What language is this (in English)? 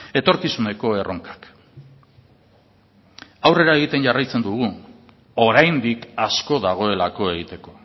Basque